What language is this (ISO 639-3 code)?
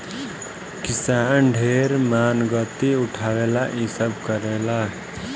bho